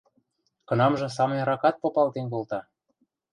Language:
Western Mari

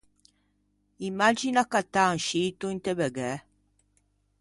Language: Ligurian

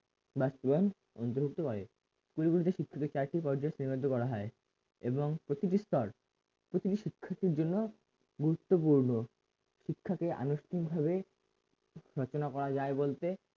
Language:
Bangla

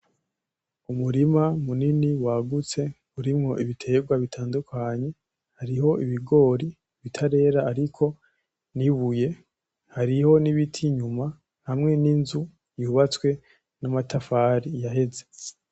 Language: Rundi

